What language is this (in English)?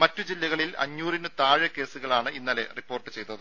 Malayalam